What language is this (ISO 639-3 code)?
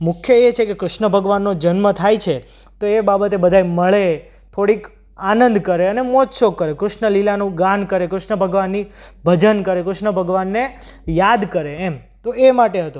guj